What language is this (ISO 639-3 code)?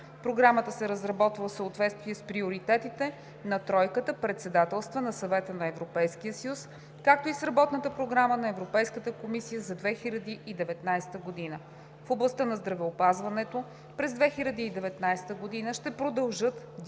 bul